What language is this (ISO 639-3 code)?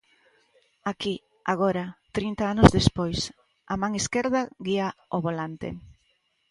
glg